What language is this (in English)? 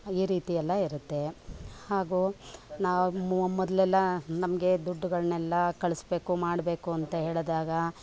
Kannada